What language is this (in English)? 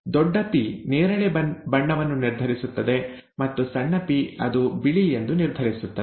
Kannada